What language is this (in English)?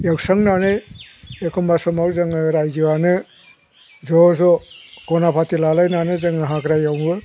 Bodo